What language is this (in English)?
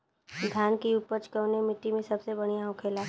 Bhojpuri